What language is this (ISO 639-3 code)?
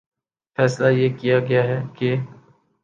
urd